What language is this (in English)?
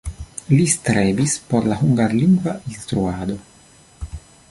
Esperanto